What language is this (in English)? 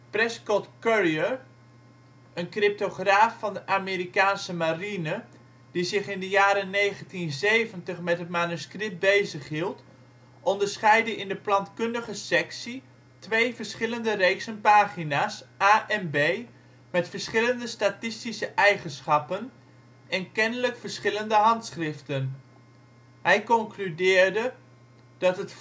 Dutch